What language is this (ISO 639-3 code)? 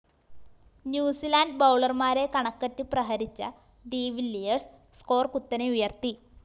mal